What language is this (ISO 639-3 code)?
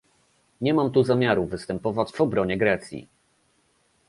pol